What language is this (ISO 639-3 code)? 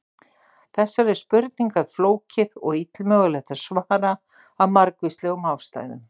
isl